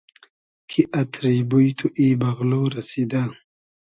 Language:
Hazaragi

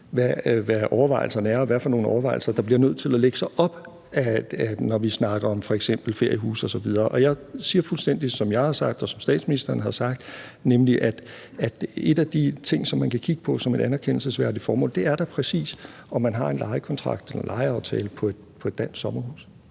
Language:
Danish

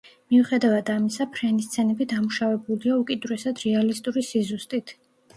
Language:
Georgian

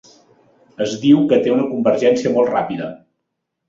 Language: Catalan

